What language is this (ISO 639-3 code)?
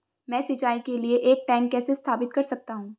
hin